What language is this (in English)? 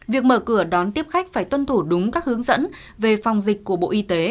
Vietnamese